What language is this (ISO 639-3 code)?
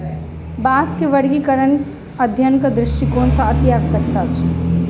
mai